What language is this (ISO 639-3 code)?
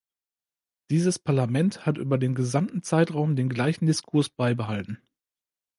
deu